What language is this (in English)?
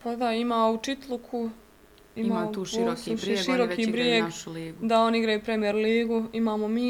Croatian